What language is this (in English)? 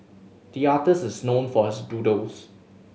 English